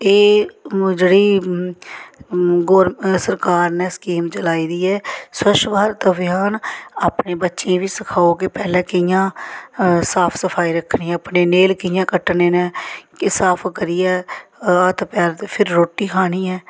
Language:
Dogri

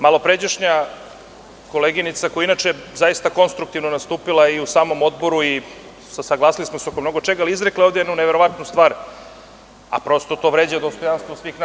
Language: Serbian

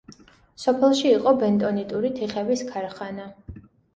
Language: Georgian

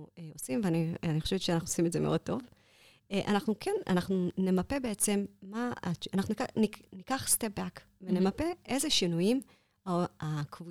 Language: Hebrew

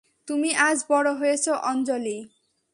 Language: Bangla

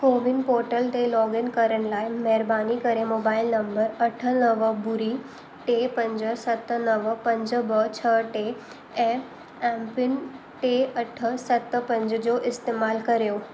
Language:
Sindhi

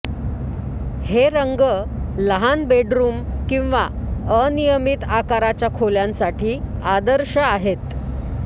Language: Marathi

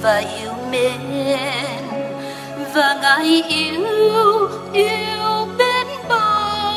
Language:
Vietnamese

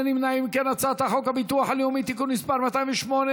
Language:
Hebrew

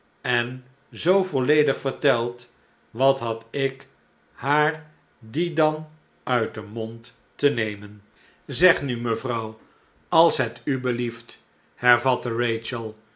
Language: Dutch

